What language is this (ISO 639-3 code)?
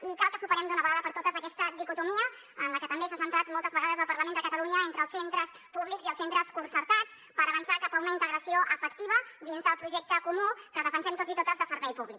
cat